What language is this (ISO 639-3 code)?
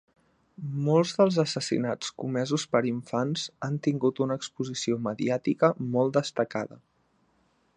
cat